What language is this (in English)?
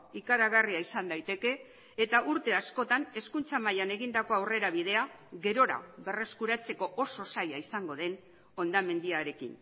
Basque